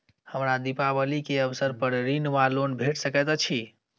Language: Maithili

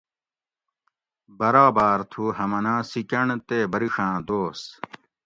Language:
Gawri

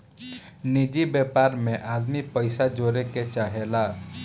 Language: Bhojpuri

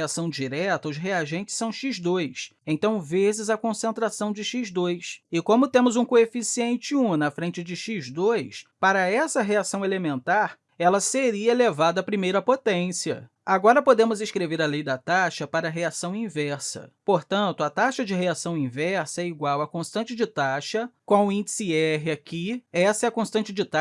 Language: Portuguese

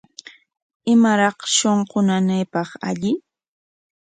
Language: Corongo Ancash Quechua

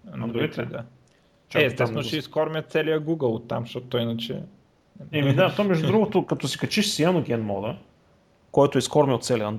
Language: Bulgarian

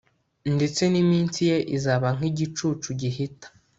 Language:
Kinyarwanda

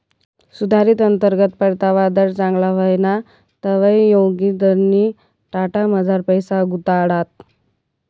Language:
Marathi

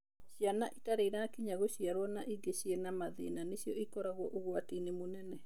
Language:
Kikuyu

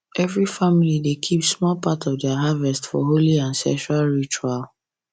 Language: Nigerian Pidgin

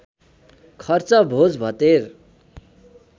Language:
Nepali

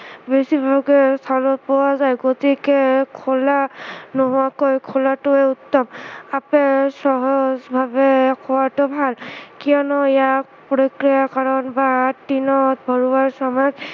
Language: Assamese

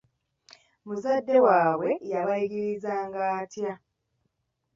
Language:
Ganda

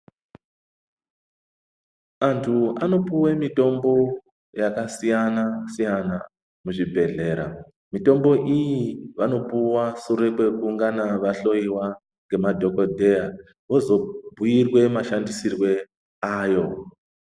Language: Ndau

